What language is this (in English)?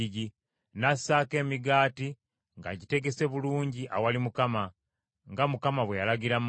Ganda